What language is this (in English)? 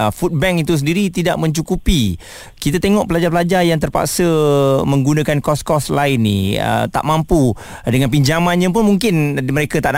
Malay